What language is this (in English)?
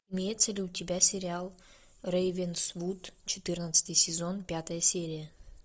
Russian